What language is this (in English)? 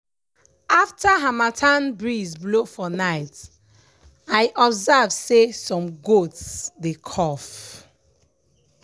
Nigerian Pidgin